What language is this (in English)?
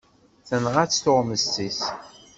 Kabyle